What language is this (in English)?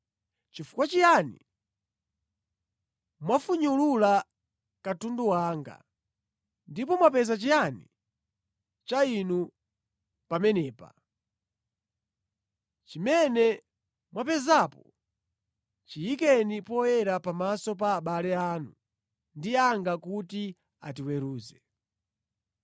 Nyanja